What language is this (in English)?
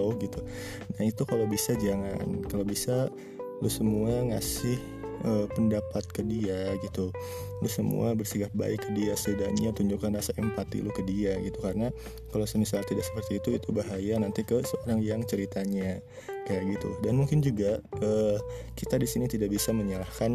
Indonesian